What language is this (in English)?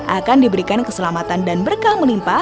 Indonesian